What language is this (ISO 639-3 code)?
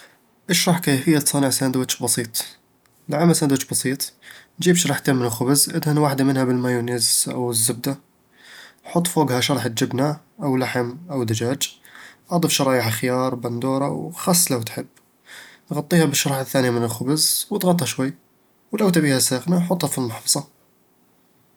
avl